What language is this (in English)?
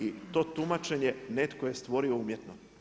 Croatian